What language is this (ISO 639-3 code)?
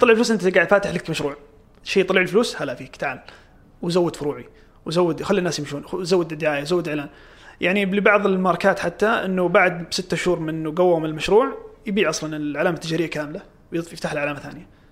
ara